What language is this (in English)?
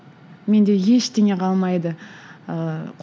Kazakh